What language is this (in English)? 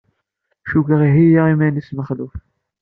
Kabyle